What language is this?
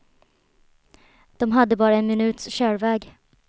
Swedish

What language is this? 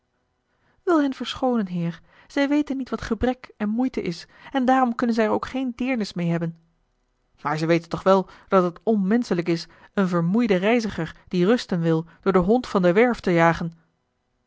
Dutch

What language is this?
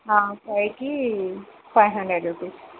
Telugu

